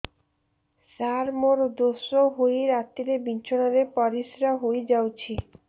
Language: Odia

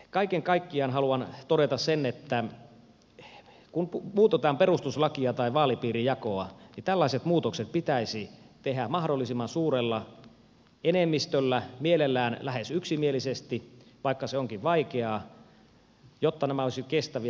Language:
Finnish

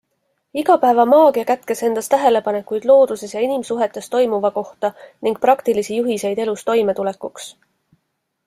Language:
Estonian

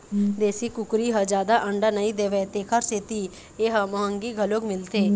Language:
Chhattisgarhi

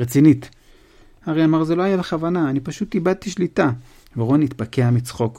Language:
Hebrew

